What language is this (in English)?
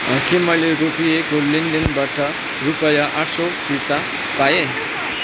Nepali